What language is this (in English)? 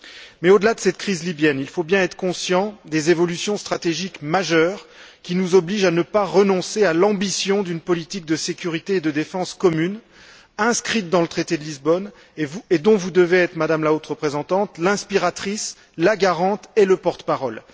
French